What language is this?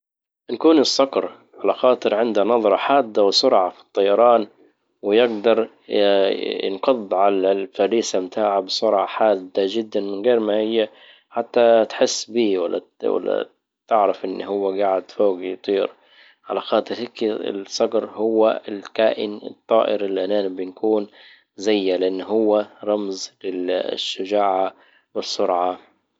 Libyan Arabic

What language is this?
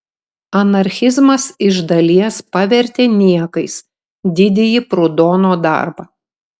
Lithuanian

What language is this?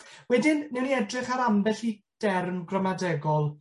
Welsh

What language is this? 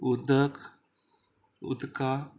Konkani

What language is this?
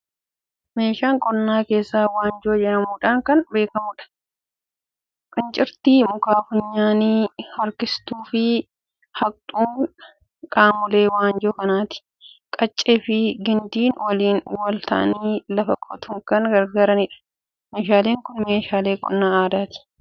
Oromo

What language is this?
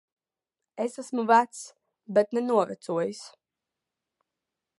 Latvian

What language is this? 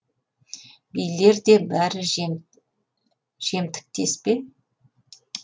Kazakh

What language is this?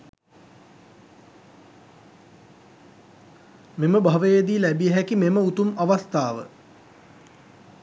Sinhala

